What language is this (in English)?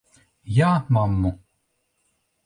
Latvian